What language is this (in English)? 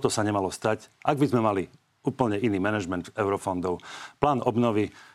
Slovak